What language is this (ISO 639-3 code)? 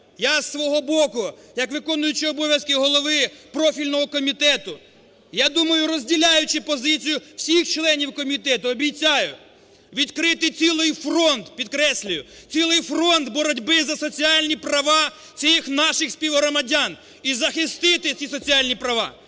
ukr